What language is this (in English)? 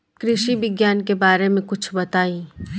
Bhojpuri